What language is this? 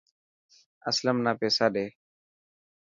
Dhatki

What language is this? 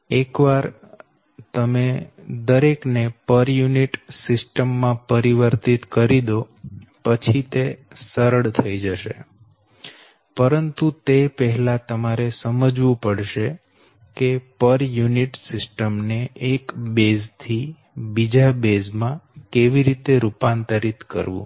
Gujarati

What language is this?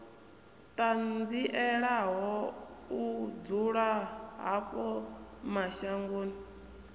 Venda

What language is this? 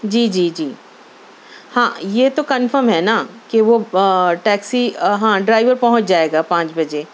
Urdu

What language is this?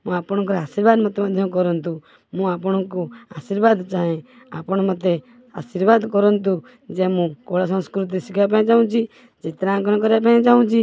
Odia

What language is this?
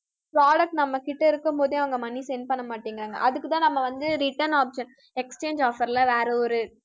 Tamil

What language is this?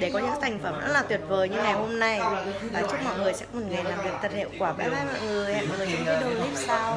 Vietnamese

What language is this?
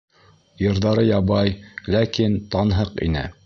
Bashkir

